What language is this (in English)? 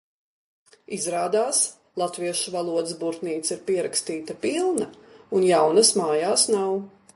Latvian